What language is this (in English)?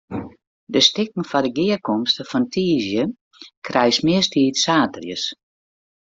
Western Frisian